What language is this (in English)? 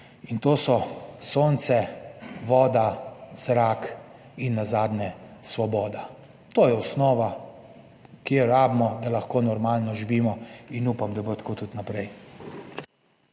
Slovenian